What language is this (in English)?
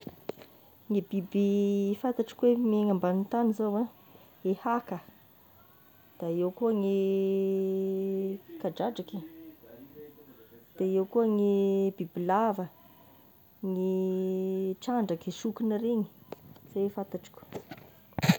Tesaka Malagasy